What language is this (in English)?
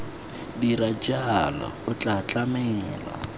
Tswana